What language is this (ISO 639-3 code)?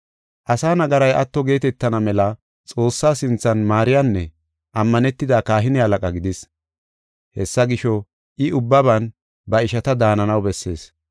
gof